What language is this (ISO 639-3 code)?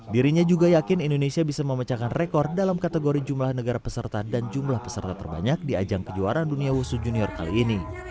ind